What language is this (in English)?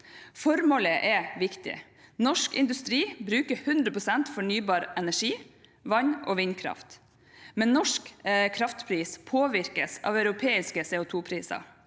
Norwegian